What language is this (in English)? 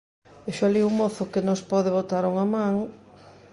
Galician